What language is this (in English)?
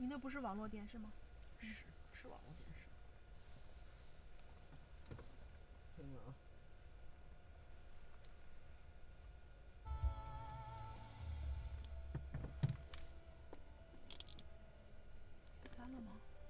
Chinese